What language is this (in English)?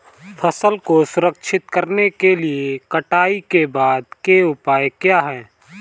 Hindi